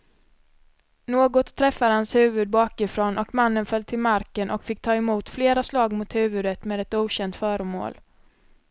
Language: Swedish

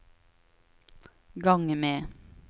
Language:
Norwegian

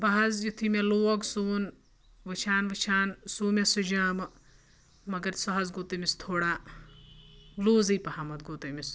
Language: Kashmiri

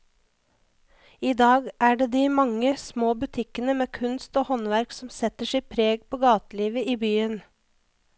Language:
Norwegian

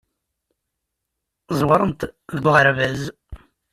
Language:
Kabyle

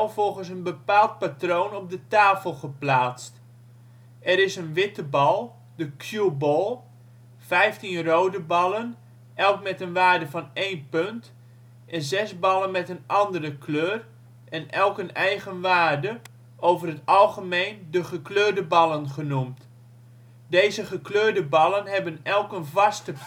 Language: Dutch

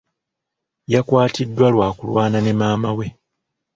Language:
Ganda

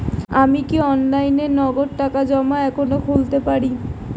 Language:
Bangla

